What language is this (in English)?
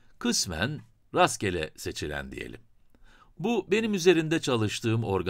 Turkish